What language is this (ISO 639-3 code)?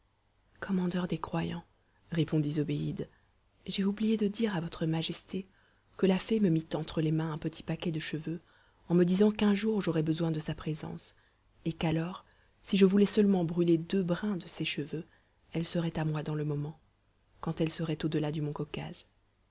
fra